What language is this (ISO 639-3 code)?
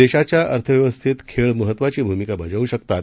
mar